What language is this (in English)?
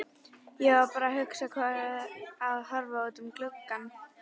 Icelandic